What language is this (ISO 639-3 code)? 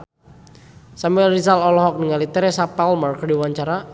sun